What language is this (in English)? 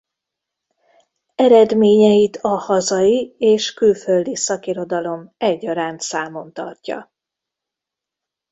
Hungarian